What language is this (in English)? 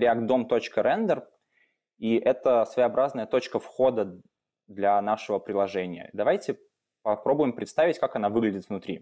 Russian